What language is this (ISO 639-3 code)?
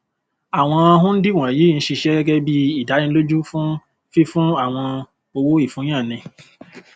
yor